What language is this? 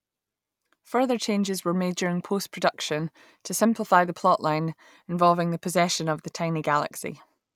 English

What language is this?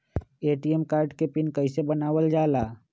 Magahi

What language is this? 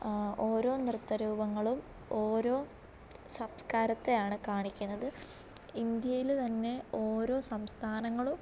Malayalam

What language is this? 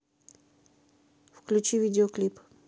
Russian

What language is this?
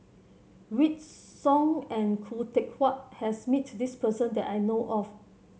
English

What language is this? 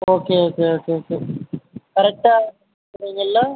Tamil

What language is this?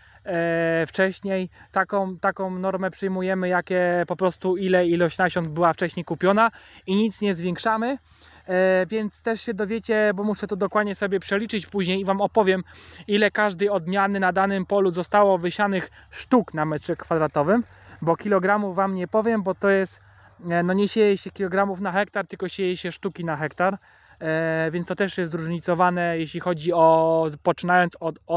Polish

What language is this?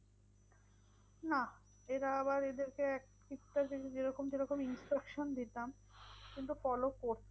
Bangla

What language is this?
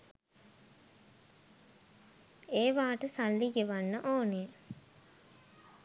Sinhala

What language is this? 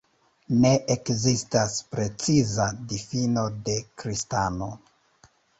Esperanto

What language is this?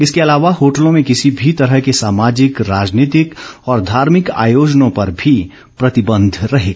Hindi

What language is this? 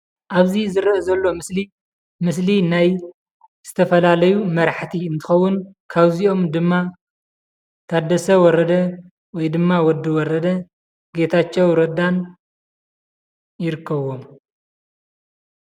Tigrinya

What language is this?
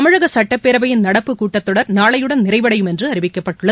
Tamil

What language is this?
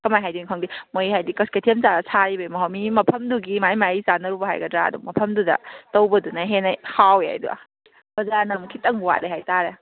Manipuri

